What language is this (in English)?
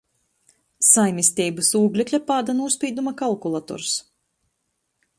Latgalian